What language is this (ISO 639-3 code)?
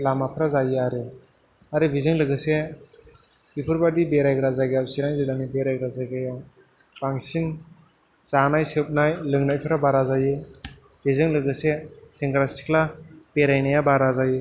brx